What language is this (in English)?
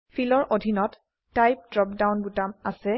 Assamese